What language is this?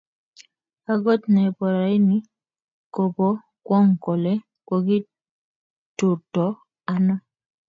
Kalenjin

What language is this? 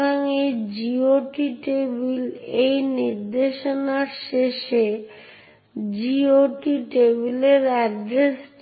Bangla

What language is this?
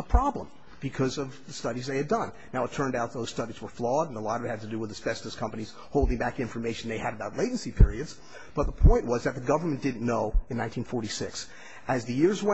English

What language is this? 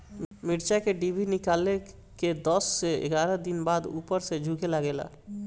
Bhojpuri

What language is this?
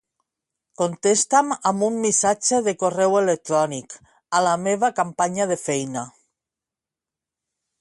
Catalan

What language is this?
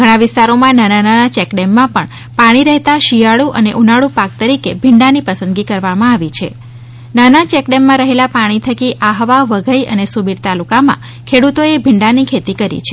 Gujarati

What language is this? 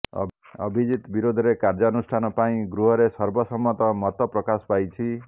Odia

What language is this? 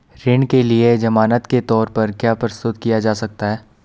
Hindi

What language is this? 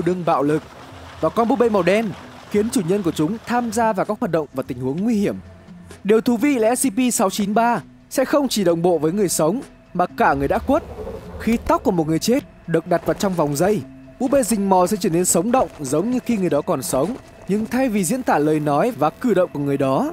Vietnamese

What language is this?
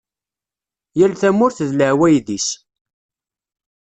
Kabyle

